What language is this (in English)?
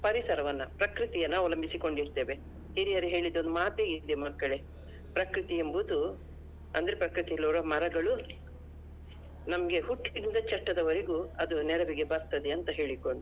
Kannada